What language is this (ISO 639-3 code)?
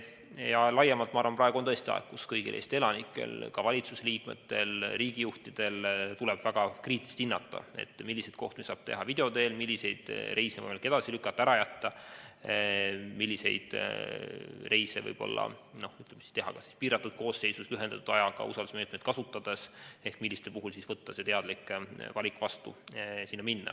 est